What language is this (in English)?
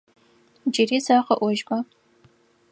Adyghe